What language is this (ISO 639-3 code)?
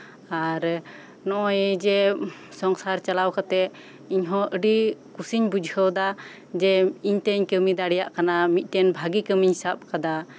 sat